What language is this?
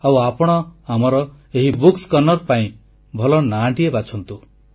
Odia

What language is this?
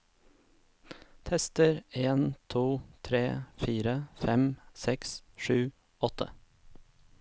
Norwegian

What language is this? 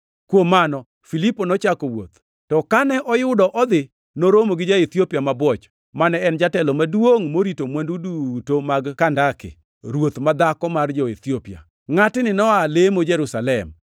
Luo (Kenya and Tanzania)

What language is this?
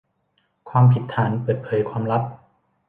Thai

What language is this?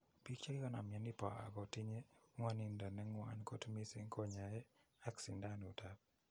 Kalenjin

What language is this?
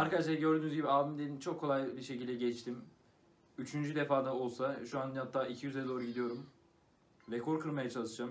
Turkish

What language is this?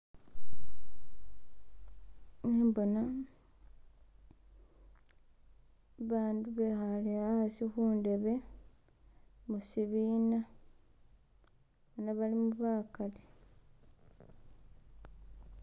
Masaaba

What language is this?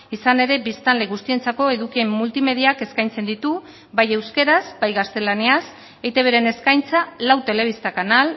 Basque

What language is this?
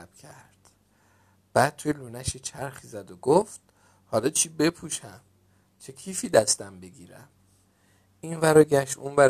Persian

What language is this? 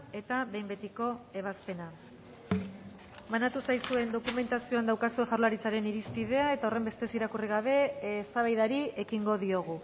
Basque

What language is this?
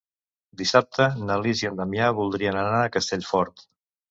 Catalan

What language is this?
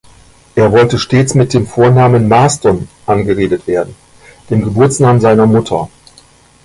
German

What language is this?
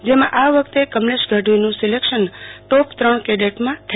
Gujarati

